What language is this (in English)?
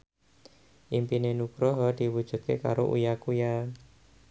Javanese